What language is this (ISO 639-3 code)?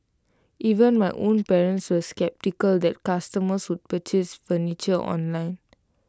eng